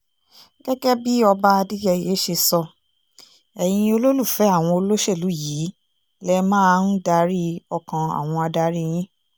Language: Yoruba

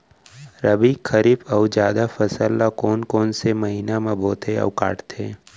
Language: Chhattisgarhi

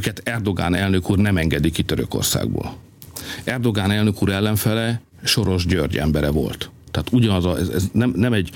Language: Hungarian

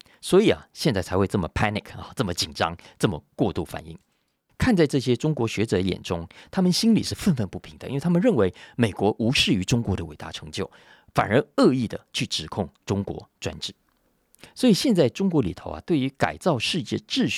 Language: Chinese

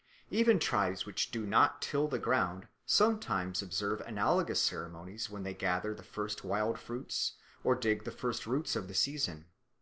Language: English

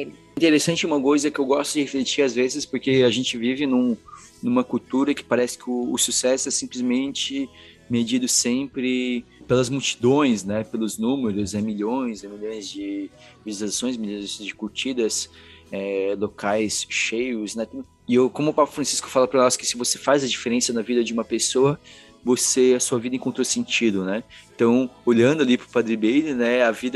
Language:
Portuguese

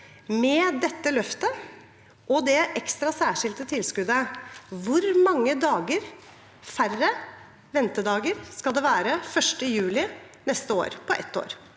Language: Norwegian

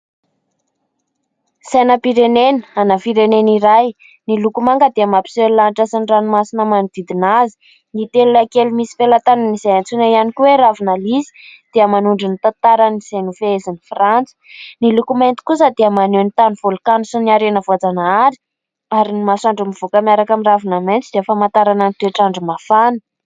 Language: Malagasy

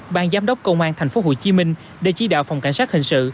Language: Vietnamese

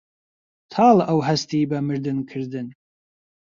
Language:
Central Kurdish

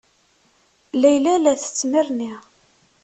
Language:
Kabyle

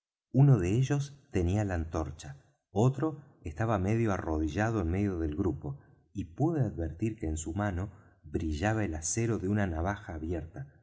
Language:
Spanish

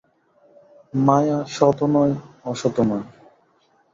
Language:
Bangla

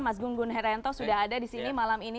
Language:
Indonesian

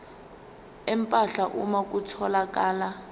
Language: Zulu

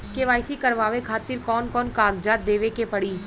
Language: Bhojpuri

